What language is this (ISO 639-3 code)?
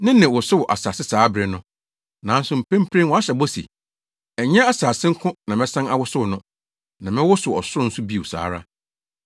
aka